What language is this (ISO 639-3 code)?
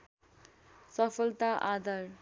nep